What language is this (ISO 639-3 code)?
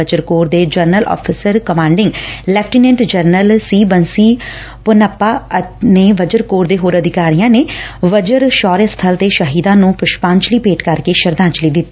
pan